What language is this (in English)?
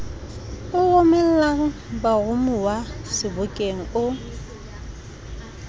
Southern Sotho